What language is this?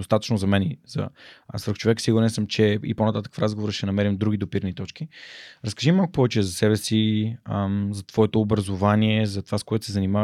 Bulgarian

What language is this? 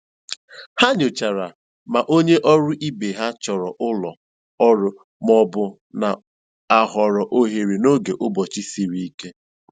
Igbo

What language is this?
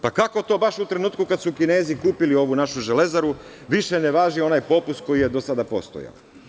Serbian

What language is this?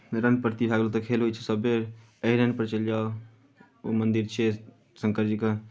Maithili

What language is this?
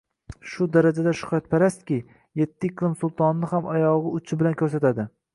Uzbek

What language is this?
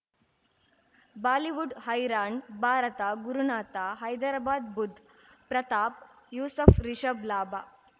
Kannada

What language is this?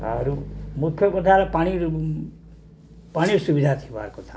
Odia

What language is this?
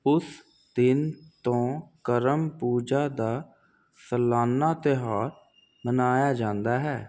Punjabi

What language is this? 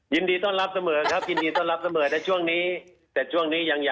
Thai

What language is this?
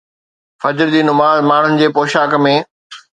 Sindhi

